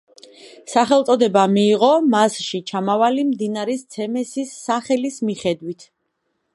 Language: Georgian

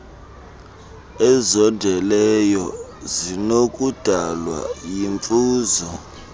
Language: Xhosa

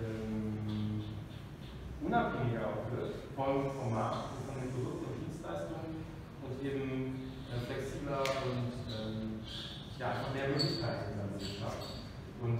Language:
German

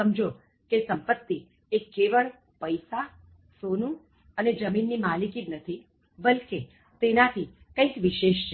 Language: Gujarati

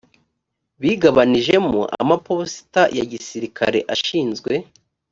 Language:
Kinyarwanda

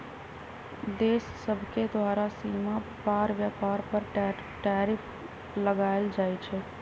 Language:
Magahi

